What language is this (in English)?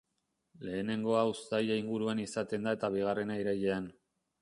Basque